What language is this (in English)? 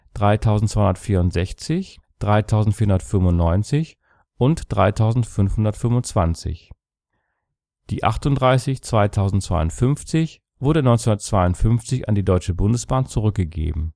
German